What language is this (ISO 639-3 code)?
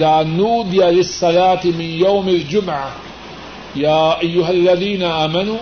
urd